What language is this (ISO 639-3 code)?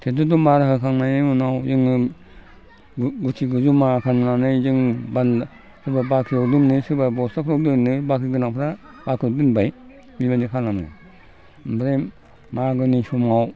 brx